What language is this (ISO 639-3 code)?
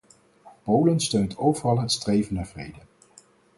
nld